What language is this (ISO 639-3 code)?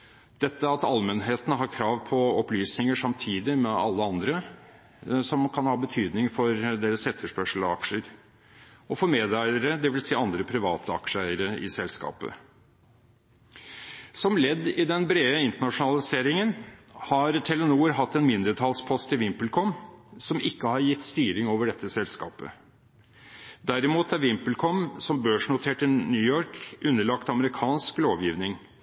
nob